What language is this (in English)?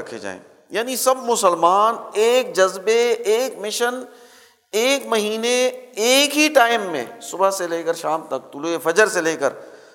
Urdu